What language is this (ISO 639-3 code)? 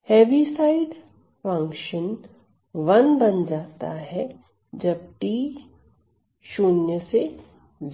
hin